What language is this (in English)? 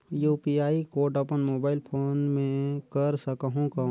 Chhattisgarhi